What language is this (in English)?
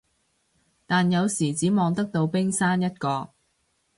Cantonese